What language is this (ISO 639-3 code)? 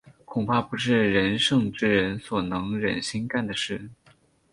zho